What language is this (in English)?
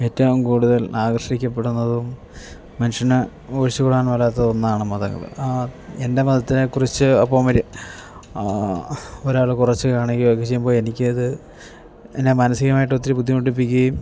Malayalam